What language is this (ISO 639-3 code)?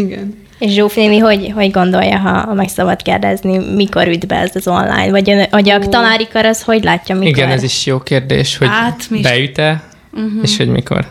hun